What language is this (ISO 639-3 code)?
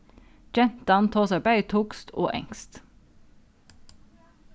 fao